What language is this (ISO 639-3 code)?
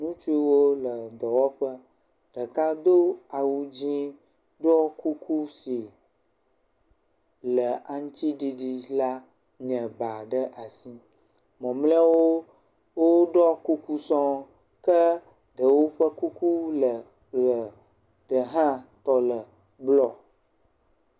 ewe